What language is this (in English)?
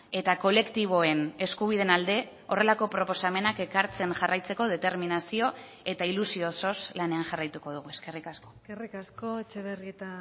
Basque